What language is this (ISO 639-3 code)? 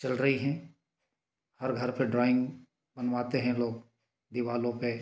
hin